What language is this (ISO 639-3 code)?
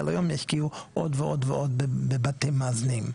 heb